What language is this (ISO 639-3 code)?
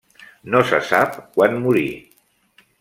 cat